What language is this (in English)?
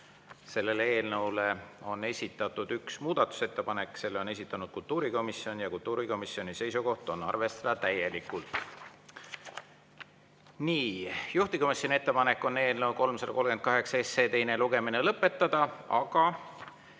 Estonian